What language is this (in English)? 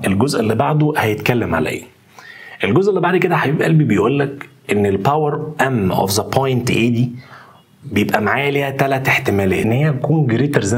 Arabic